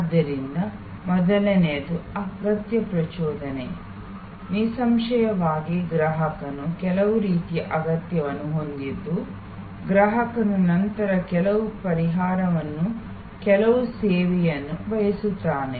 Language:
Kannada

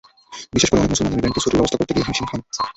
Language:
Bangla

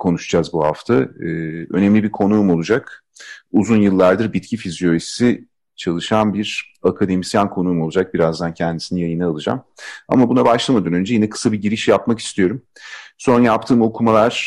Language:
Turkish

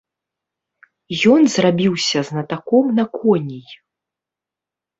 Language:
Belarusian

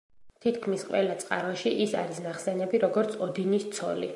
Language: Georgian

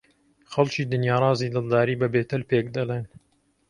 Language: Central Kurdish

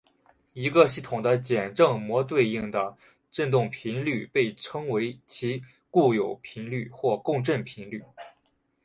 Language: Chinese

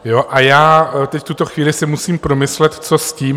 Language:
Czech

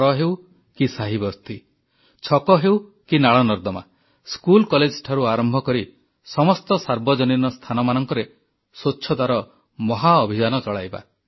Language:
Odia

